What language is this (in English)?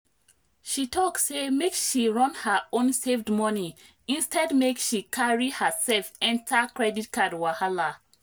Nigerian Pidgin